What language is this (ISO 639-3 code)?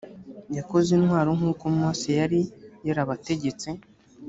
kin